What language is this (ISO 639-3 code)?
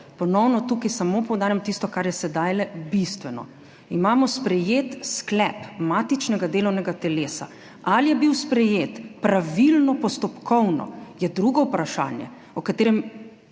slv